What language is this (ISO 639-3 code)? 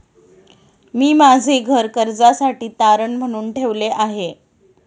mar